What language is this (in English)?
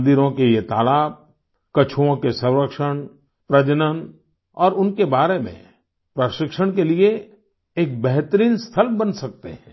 Hindi